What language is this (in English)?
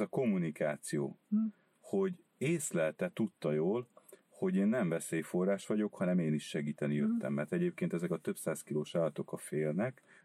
Hungarian